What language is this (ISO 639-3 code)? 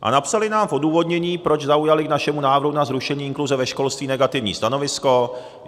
ces